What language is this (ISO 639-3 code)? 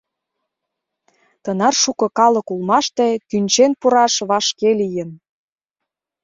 chm